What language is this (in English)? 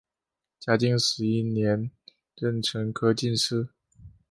Chinese